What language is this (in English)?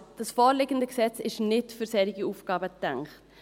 Swiss German